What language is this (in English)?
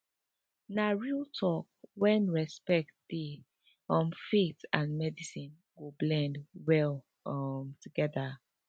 Nigerian Pidgin